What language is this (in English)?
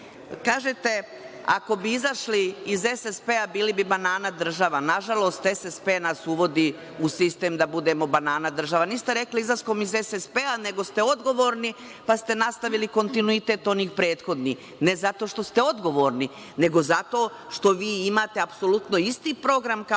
Serbian